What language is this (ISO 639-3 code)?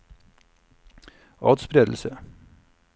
nor